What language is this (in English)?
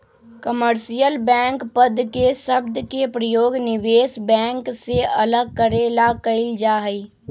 Magahi